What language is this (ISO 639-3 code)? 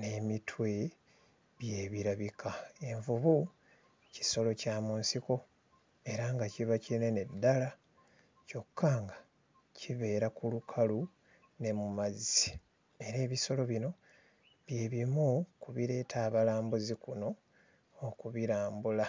lug